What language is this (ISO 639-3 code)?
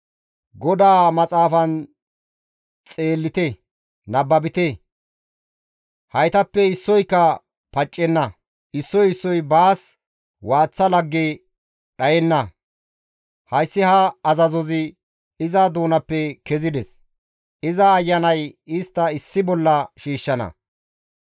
gmv